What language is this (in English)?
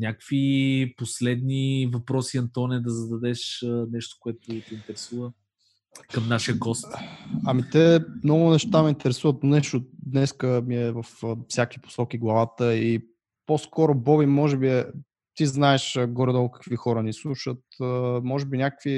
Bulgarian